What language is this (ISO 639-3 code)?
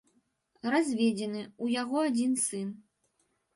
bel